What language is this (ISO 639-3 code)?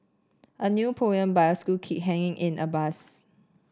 eng